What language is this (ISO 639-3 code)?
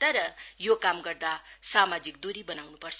nep